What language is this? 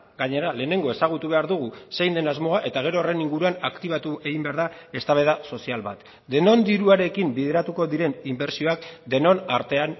Basque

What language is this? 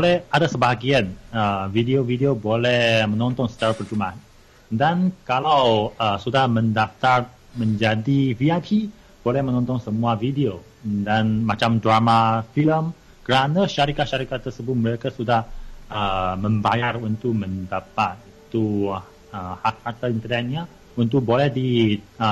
Malay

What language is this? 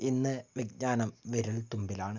Malayalam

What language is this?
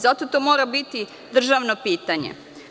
Serbian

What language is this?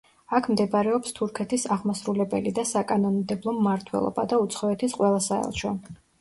Georgian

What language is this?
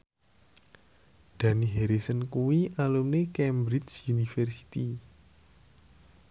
Javanese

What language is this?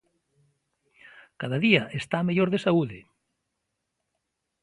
Galician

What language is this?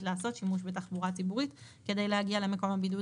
Hebrew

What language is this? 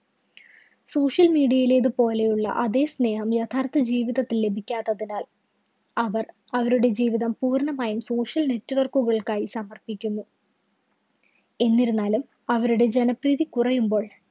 Malayalam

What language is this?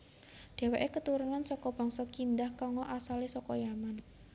Javanese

